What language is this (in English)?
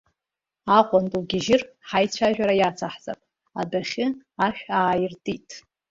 Abkhazian